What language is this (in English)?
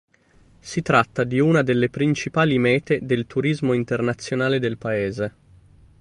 Italian